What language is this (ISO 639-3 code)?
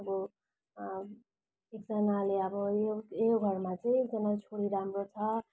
nep